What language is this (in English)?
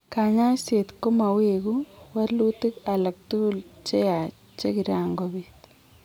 Kalenjin